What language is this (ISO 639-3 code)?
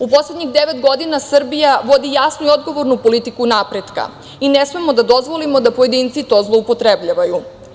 srp